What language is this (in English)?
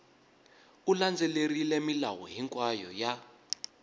Tsonga